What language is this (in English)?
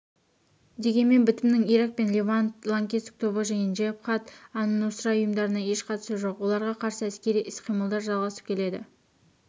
Kazakh